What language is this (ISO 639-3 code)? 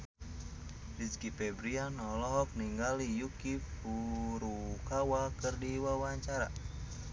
sun